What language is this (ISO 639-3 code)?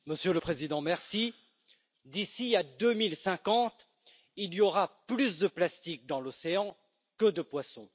fra